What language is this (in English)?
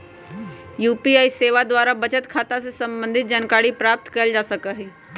Magahi